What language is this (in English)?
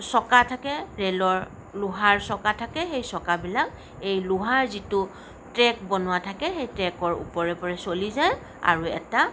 Assamese